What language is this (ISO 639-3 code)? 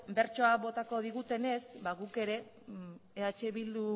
eus